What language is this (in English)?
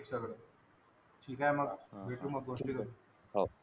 Marathi